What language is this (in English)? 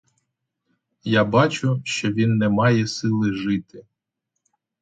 Ukrainian